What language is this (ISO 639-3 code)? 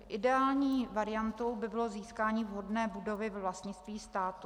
ces